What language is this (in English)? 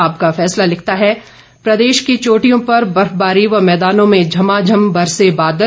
Hindi